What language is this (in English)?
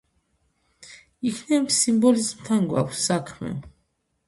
Georgian